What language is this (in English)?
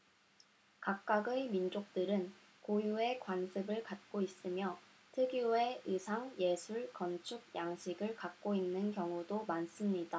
Korean